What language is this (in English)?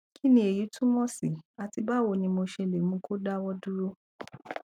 Yoruba